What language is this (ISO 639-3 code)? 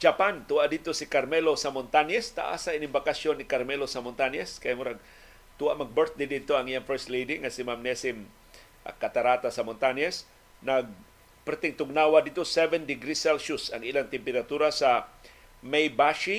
fil